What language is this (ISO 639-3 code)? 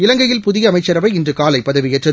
tam